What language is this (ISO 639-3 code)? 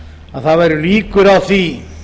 isl